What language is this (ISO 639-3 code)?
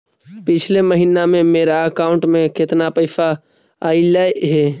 mag